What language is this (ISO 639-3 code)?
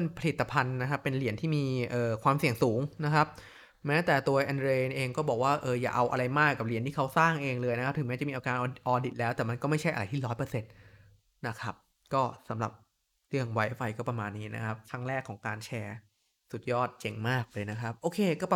tha